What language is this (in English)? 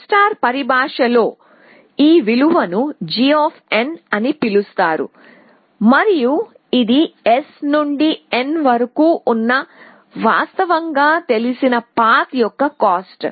Telugu